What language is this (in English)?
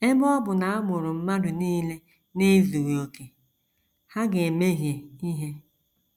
Igbo